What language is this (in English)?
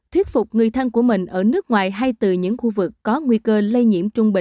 Vietnamese